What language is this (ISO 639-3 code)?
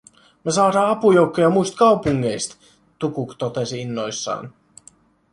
fin